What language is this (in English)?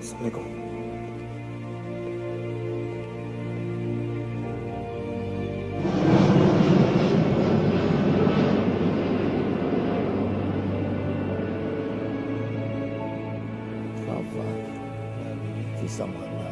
Indonesian